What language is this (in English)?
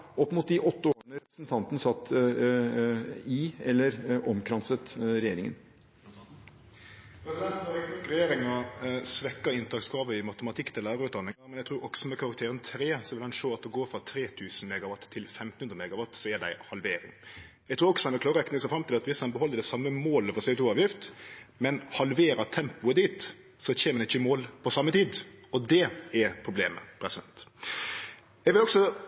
Norwegian